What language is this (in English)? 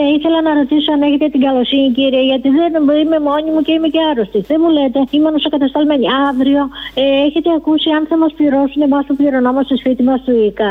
Greek